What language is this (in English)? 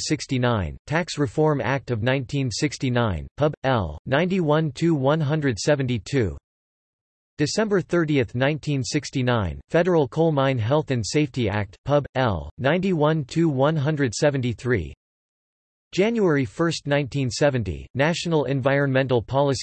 English